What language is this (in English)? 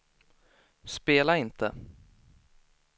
Swedish